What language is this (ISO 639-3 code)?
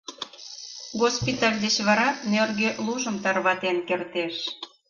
chm